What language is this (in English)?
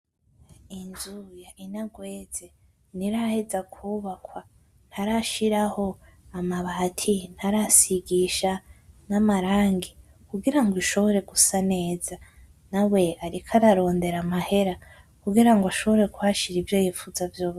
Rundi